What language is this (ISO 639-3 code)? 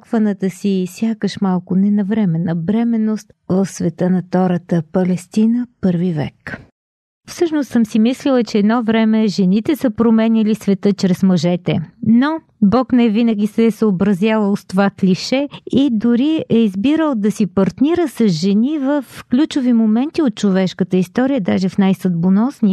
bul